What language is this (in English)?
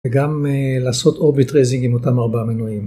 Hebrew